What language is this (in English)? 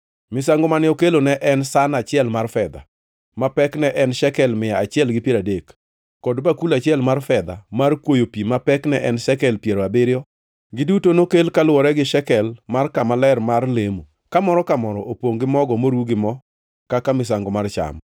Luo (Kenya and Tanzania)